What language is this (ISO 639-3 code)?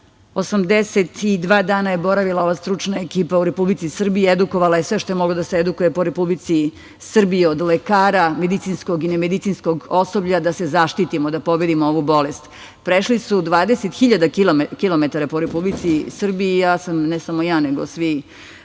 srp